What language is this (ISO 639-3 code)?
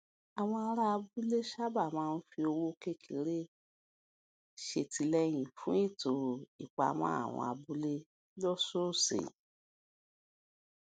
yor